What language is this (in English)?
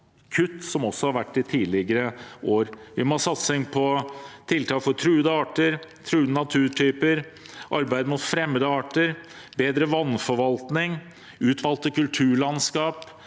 Norwegian